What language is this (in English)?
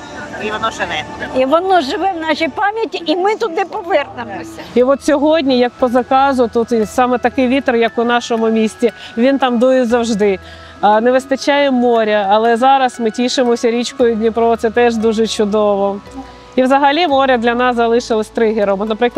Ukrainian